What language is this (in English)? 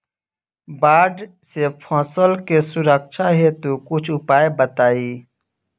Bhojpuri